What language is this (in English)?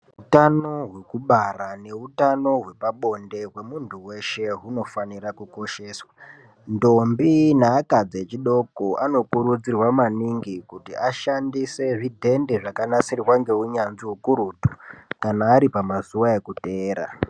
Ndau